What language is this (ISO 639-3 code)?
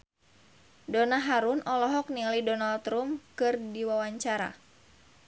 sun